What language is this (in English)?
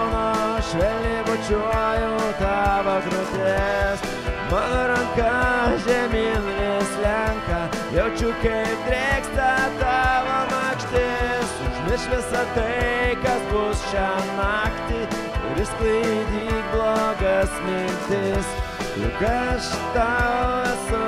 Lithuanian